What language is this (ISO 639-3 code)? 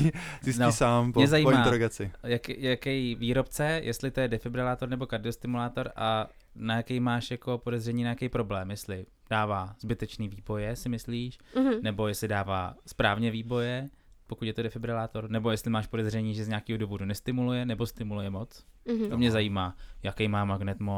ces